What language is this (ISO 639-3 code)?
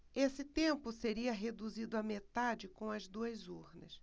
por